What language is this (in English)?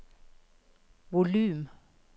Norwegian